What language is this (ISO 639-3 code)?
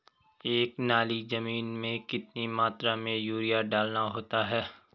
hin